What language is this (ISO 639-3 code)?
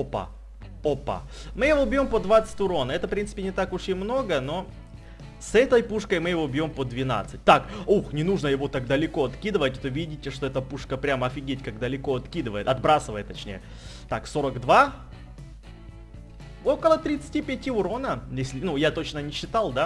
rus